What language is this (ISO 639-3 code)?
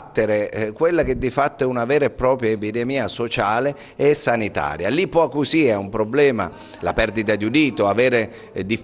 ita